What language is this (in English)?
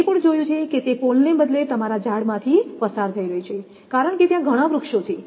Gujarati